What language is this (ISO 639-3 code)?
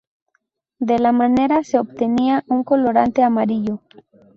spa